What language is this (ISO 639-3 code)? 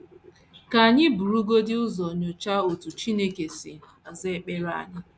ibo